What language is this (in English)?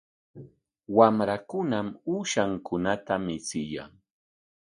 Corongo Ancash Quechua